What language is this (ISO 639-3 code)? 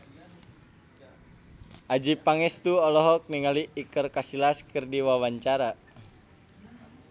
sun